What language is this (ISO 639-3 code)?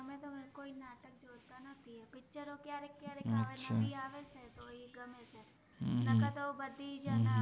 guj